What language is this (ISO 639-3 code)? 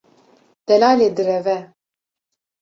kur